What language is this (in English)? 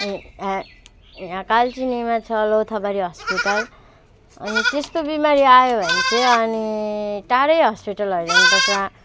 Nepali